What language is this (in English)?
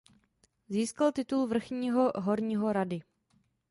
Czech